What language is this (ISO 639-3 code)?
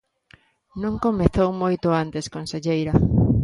glg